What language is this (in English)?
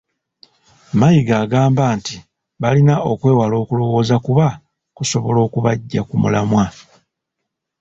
Ganda